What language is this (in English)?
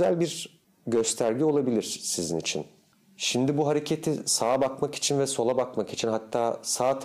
Turkish